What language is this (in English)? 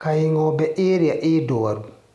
Kikuyu